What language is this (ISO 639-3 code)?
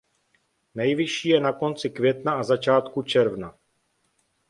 ces